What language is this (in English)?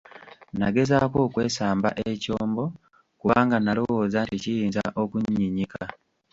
Ganda